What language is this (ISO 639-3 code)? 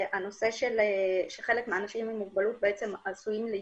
heb